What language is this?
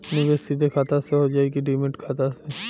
Bhojpuri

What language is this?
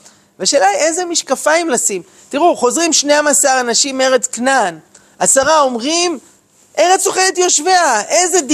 Hebrew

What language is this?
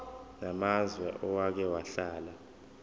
Zulu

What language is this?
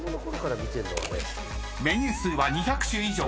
Japanese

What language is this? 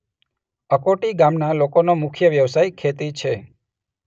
Gujarati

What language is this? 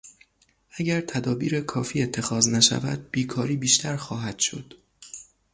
Persian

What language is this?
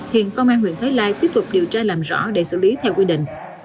Vietnamese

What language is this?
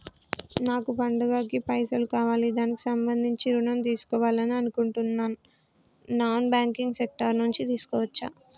Telugu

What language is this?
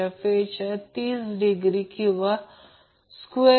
Marathi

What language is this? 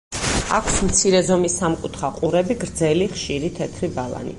Georgian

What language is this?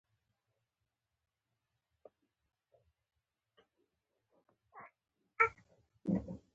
Pashto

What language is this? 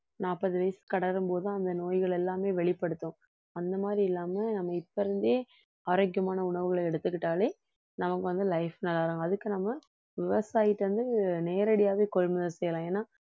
Tamil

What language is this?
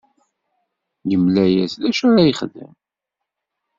Kabyle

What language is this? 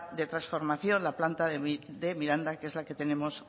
Spanish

